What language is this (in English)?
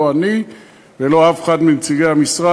Hebrew